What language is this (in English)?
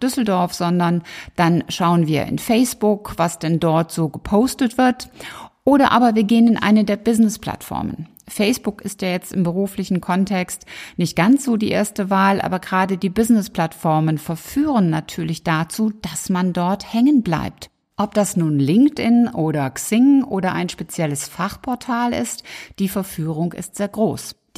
German